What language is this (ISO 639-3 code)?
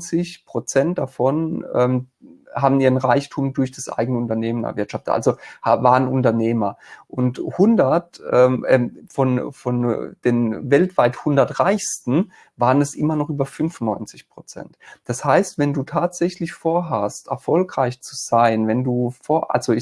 deu